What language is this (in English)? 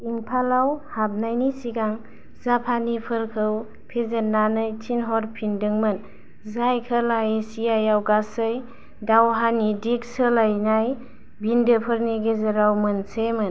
Bodo